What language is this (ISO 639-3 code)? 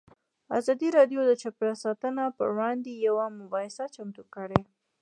pus